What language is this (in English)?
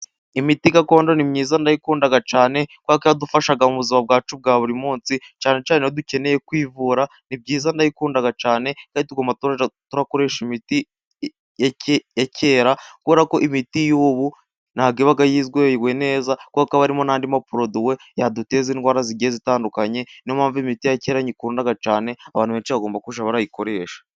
Kinyarwanda